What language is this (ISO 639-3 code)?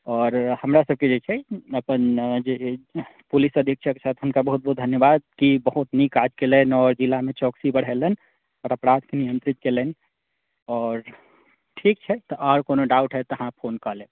mai